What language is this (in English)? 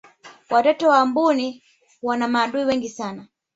Swahili